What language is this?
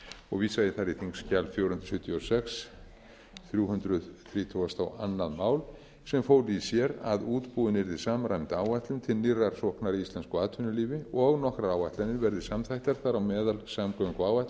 Icelandic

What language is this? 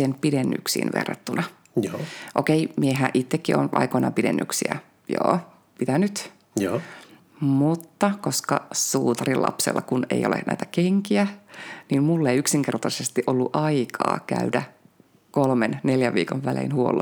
Finnish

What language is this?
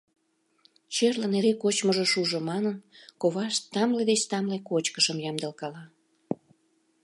Mari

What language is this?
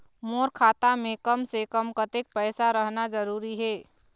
Chhattisgarhi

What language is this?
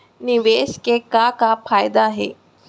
Chhattisgarhi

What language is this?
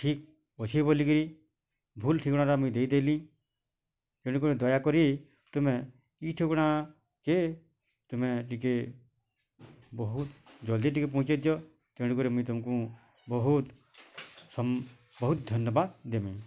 Odia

